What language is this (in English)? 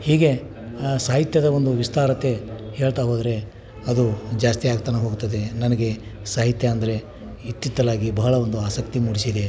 Kannada